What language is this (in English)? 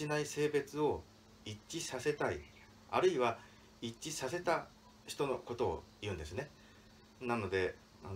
Japanese